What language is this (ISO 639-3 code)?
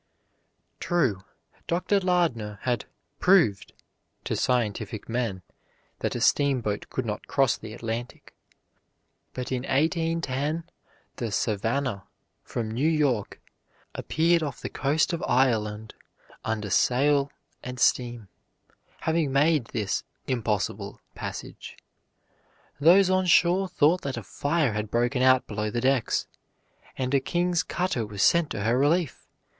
eng